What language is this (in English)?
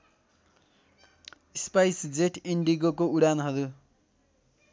Nepali